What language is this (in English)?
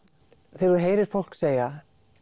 Icelandic